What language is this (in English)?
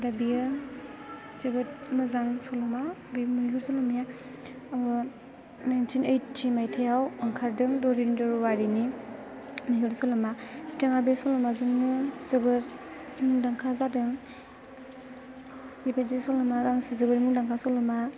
Bodo